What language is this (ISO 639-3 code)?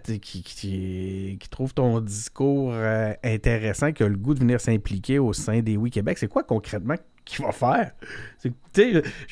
fra